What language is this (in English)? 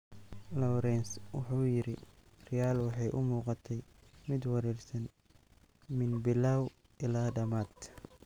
Somali